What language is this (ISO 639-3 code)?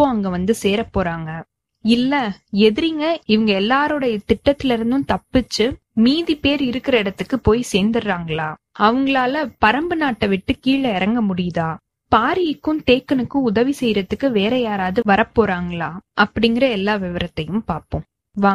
tam